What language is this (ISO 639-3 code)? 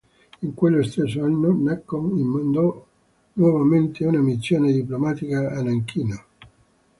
ita